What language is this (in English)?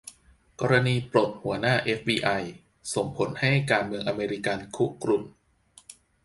Thai